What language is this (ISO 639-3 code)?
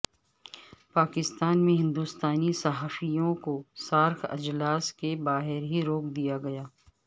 urd